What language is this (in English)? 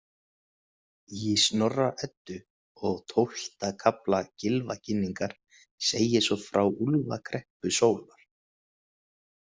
Icelandic